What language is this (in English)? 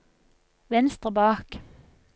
Norwegian